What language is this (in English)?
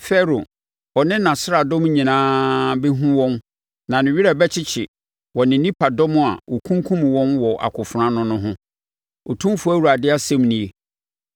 Akan